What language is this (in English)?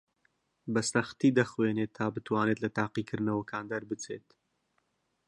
Central Kurdish